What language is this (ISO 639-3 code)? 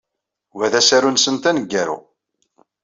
kab